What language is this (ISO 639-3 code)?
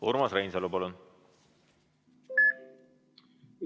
est